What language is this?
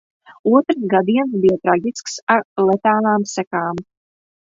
Latvian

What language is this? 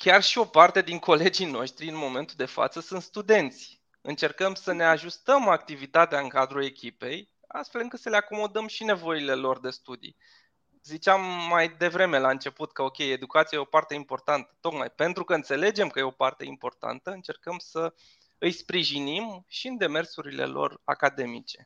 Romanian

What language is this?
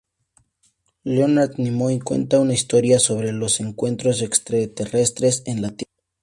Spanish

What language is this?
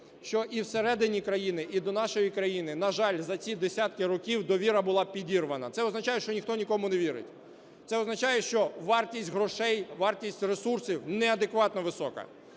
Ukrainian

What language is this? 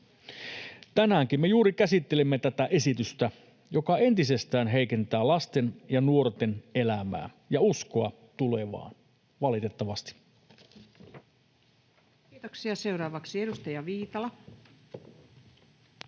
Finnish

